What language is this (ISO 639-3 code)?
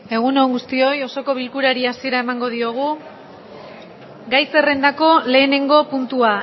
eus